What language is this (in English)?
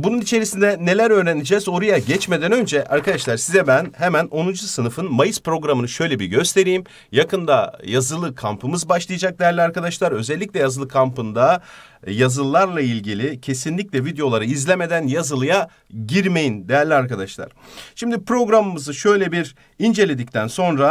Turkish